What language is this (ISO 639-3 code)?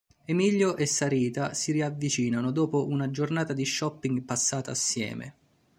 ita